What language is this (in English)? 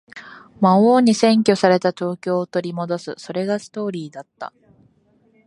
Japanese